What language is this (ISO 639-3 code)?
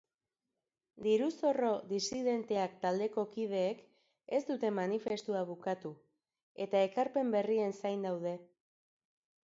eus